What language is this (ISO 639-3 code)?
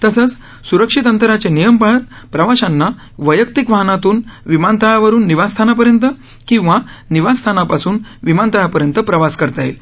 mar